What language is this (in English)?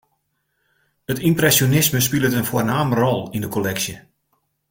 Western Frisian